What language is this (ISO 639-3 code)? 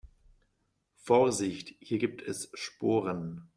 deu